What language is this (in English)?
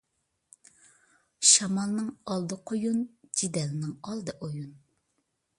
Uyghur